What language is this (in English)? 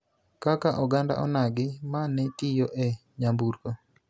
Luo (Kenya and Tanzania)